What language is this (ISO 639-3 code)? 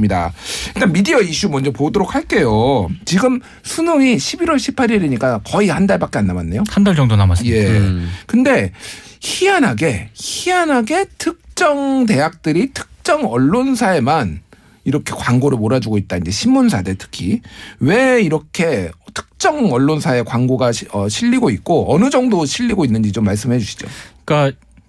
kor